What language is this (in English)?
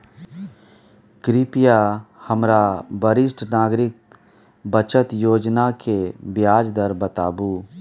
Maithili